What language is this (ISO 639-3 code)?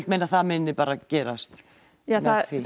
isl